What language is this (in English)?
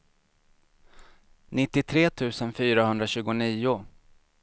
Swedish